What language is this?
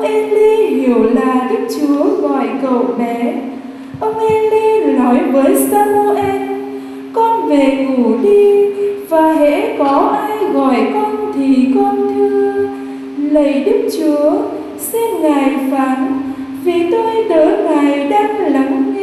Vietnamese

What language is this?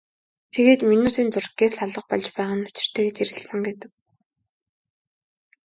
Mongolian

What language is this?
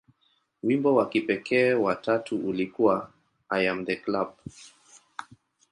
Swahili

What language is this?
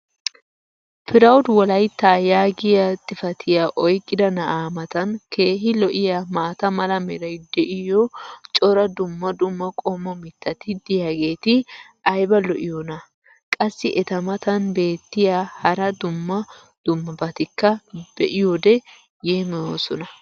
Wolaytta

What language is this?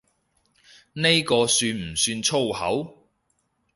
Cantonese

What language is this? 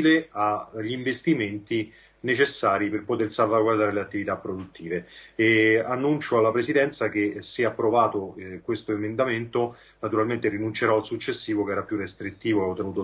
Italian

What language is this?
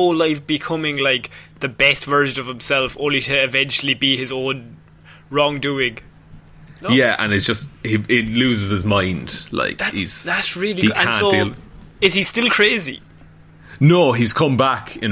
English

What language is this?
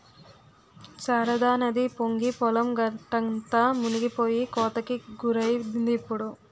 Telugu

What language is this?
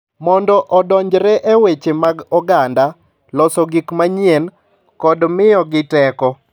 Luo (Kenya and Tanzania)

